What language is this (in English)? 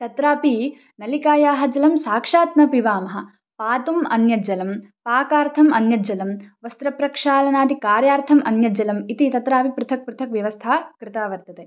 Sanskrit